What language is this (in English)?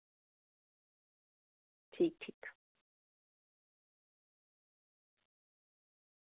Dogri